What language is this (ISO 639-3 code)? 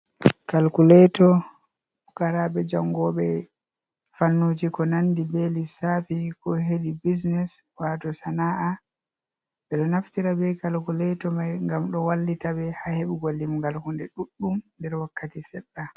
ful